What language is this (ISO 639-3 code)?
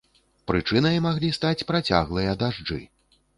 bel